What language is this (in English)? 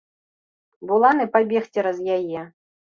Belarusian